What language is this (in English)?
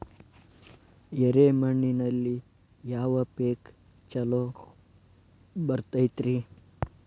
Kannada